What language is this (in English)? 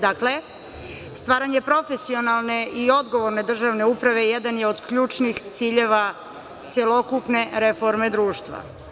Serbian